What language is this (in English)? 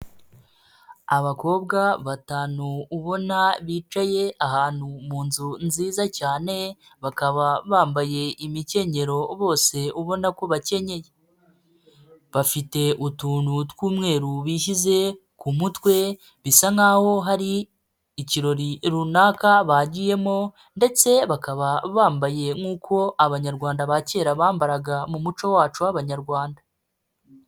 Kinyarwanda